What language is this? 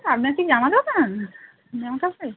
Bangla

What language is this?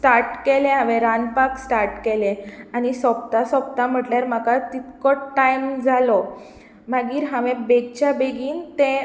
Konkani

